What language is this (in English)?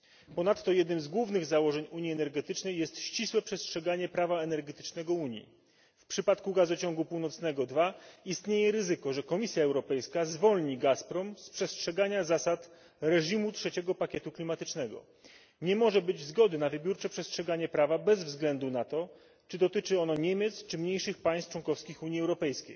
Polish